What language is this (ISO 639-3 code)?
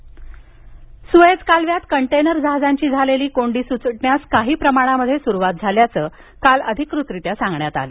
mar